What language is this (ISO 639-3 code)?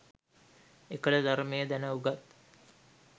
sin